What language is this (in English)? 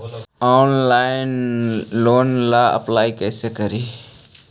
Magahi